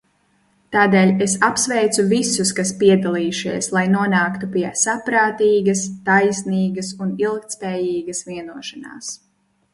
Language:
Latvian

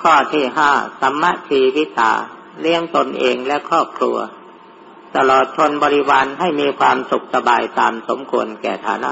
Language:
Thai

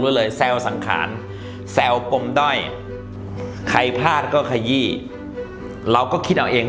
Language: Thai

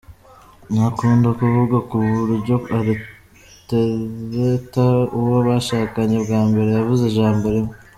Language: Kinyarwanda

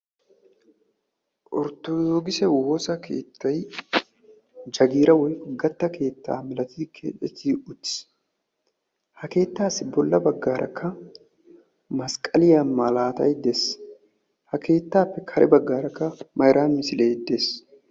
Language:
Wolaytta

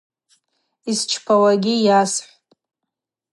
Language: Abaza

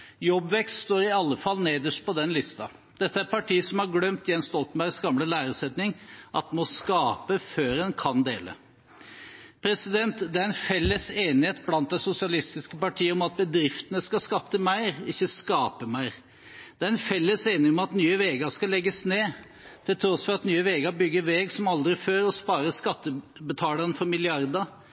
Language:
Norwegian Bokmål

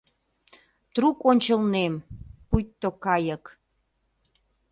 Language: Mari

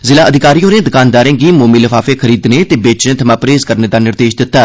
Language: Dogri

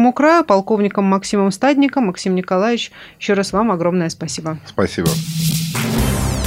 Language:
Russian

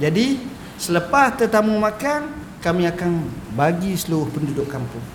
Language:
Malay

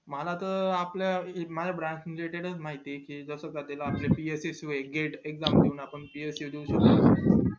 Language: Marathi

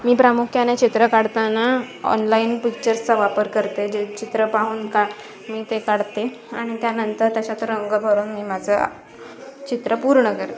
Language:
Marathi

